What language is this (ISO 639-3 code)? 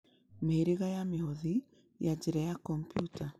kik